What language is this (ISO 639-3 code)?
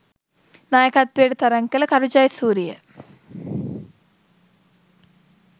sin